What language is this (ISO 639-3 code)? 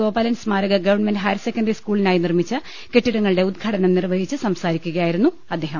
mal